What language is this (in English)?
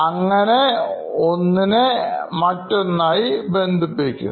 Malayalam